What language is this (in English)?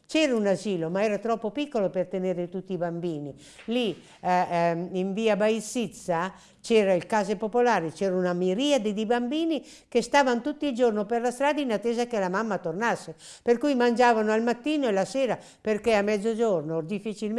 Italian